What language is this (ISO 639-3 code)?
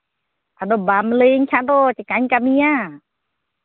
sat